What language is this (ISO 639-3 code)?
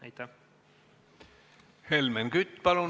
est